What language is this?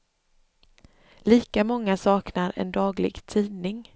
Swedish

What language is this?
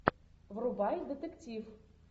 Russian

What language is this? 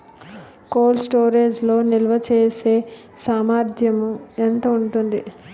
Telugu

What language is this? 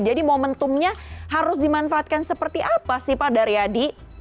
Indonesian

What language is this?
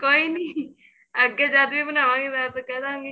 Punjabi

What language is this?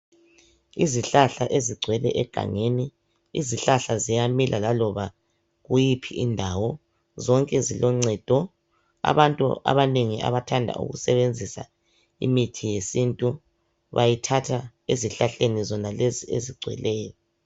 North Ndebele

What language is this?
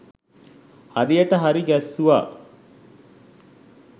Sinhala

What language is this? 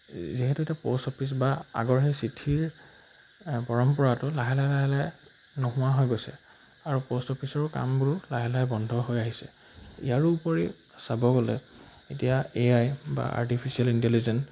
Assamese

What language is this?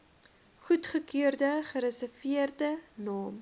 Afrikaans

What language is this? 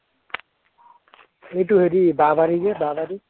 Assamese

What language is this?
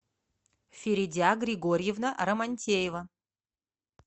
Russian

